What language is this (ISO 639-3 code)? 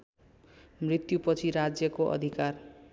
nep